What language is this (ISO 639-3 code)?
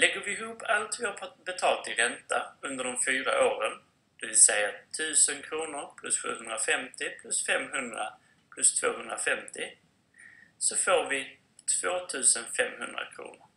swe